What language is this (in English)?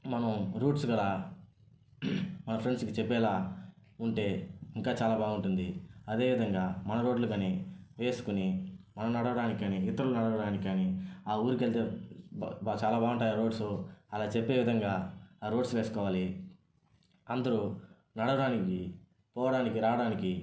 Telugu